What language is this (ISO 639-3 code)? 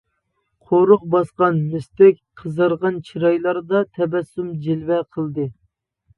uig